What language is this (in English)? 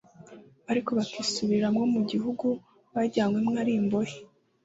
Kinyarwanda